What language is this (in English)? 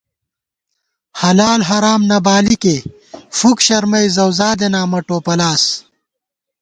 Gawar-Bati